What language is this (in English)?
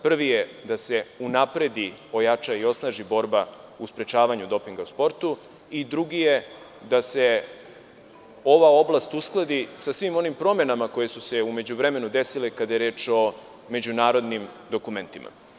Serbian